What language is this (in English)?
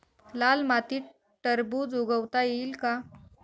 Marathi